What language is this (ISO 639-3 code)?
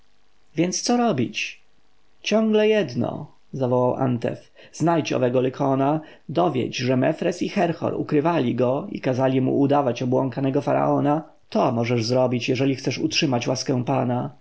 pol